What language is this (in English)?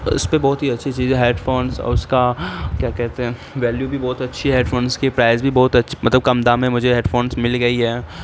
Urdu